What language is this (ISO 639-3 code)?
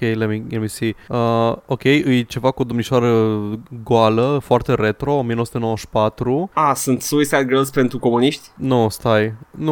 ron